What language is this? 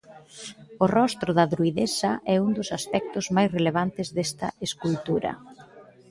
Galician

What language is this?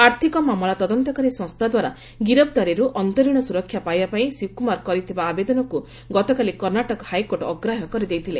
Odia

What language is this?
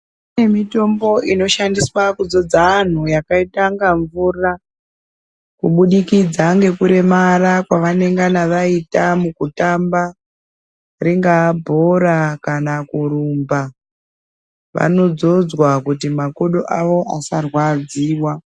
Ndau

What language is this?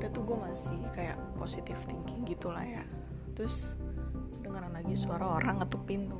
Indonesian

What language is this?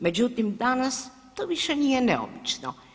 Croatian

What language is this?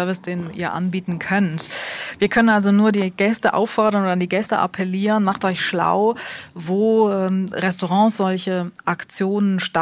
German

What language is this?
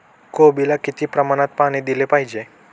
Marathi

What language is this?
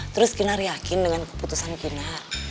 Indonesian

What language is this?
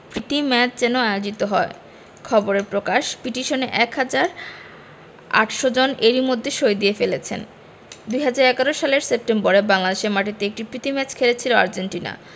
Bangla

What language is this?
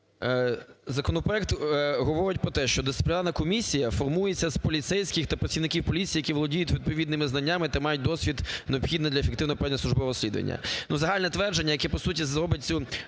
Ukrainian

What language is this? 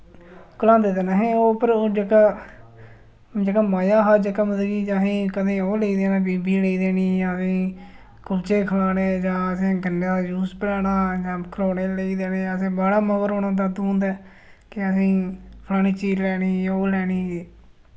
Dogri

